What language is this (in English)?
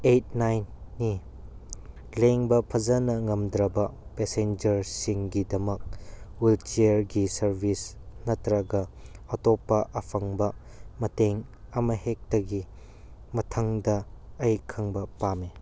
Manipuri